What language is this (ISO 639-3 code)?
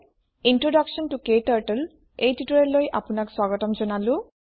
asm